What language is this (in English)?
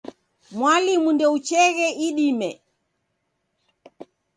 Taita